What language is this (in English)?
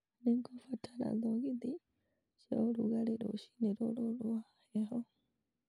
Kikuyu